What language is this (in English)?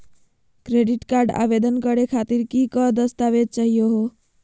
Magahi